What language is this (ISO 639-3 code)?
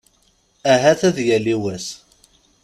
kab